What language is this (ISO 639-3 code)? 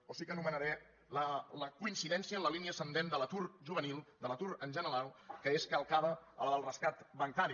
cat